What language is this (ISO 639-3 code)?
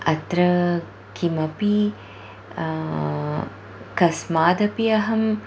san